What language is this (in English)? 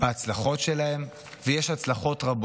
Hebrew